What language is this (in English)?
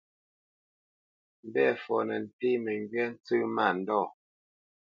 Bamenyam